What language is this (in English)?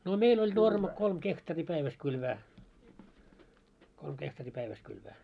Finnish